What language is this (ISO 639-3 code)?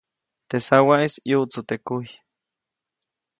zoc